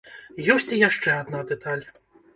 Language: Belarusian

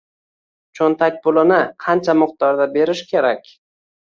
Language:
Uzbek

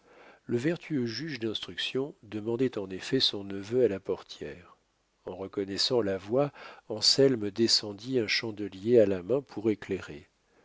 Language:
French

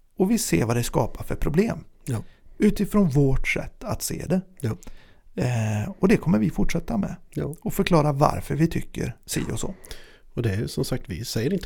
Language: Swedish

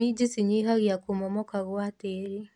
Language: Kikuyu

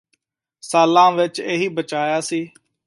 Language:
Punjabi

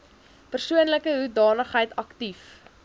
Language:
Afrikaans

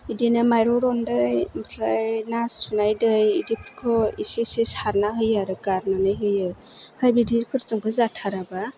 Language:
Bodo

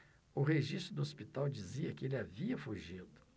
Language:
Portuguese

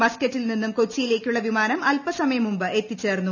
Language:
Malayalam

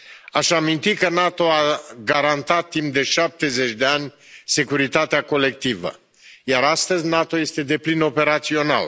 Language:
Romanian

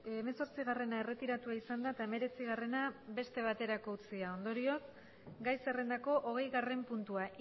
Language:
Basque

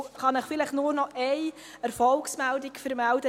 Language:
Swiss German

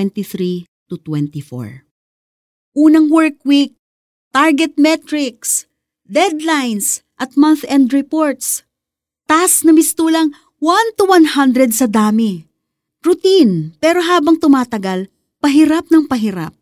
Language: Filipino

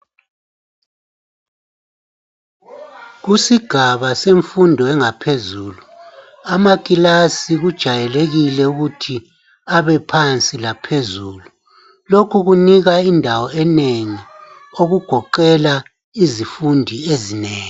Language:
North Ndebele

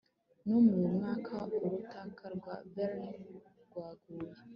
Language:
Kinyarwanda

